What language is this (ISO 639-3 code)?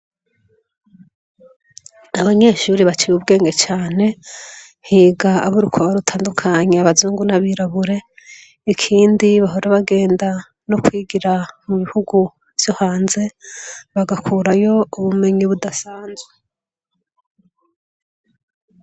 run